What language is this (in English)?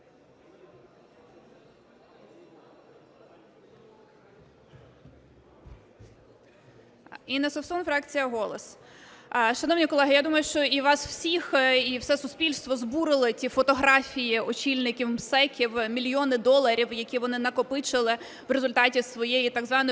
Ukrainian